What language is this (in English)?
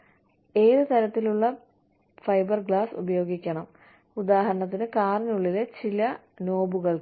Malayalam